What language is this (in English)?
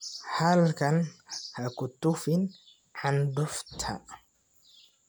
Somali